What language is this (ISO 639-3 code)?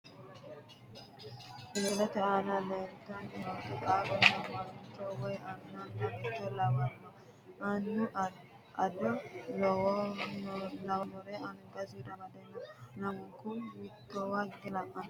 sid